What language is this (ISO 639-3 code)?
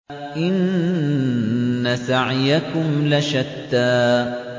ara